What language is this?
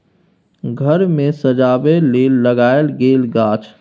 Maithili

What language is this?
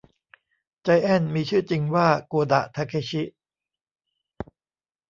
Thai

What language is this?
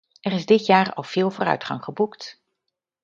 Dutch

